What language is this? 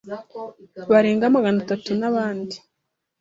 Kinyarwanda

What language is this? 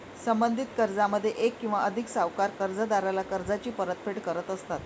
Marathi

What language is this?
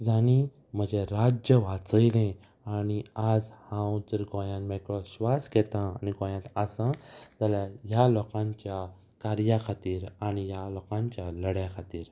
Konkani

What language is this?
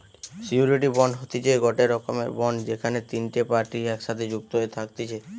Bangla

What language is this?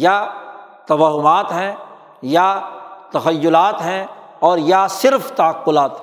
Urdu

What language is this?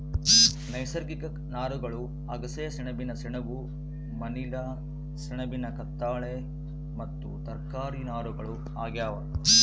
Kannada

